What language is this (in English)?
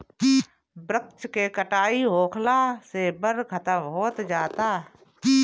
Bhojpuri